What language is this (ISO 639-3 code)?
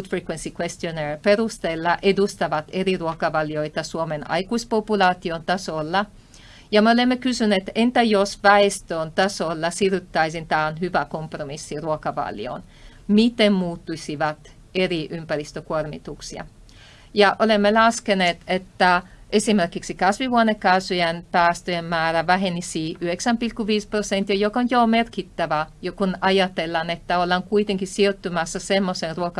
fin